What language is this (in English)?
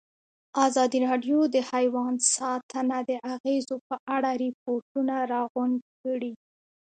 Pashto